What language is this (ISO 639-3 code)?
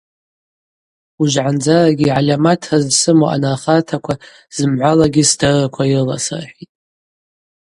abq